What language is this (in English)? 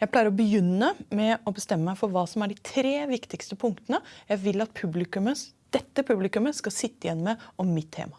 Norwegian